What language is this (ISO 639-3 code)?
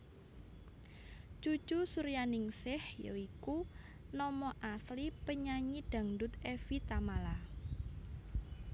jav